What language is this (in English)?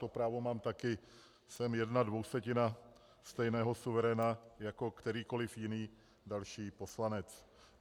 Czech